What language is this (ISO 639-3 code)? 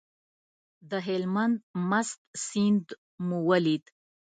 pus